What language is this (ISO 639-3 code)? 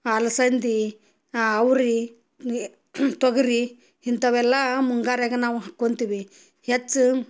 kan